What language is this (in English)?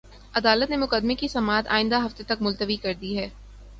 Urdu